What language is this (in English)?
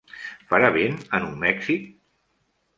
Catalan